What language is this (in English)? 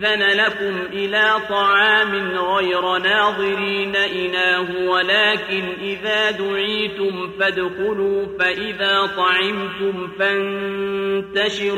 Arabic